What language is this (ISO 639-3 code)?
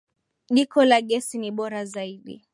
swa